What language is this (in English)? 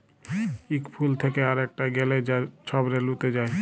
Bangla